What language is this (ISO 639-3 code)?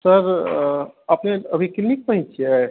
mai